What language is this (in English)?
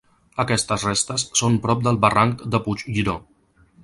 Catalan